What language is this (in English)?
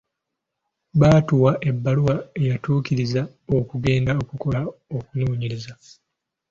Ganda